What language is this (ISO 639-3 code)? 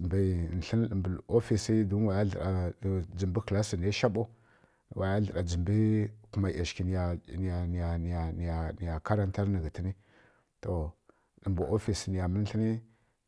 fkk